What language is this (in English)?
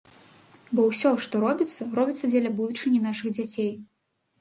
Belarusian